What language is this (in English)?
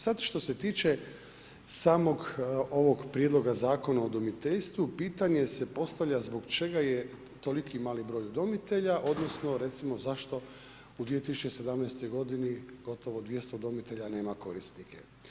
Croatian